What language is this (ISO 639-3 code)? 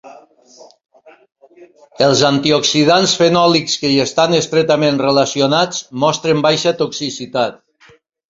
cat